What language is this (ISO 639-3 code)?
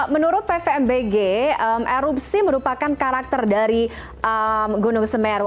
ind